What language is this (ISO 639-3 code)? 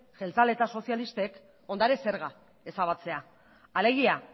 eus